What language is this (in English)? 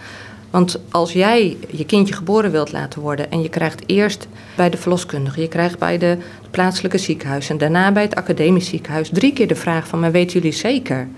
Dutch